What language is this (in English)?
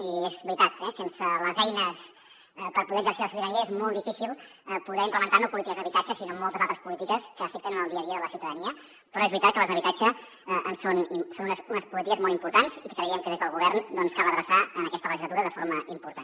Catalan